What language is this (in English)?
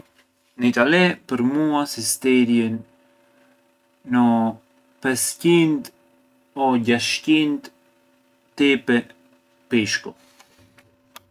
Arbëreshë Albanian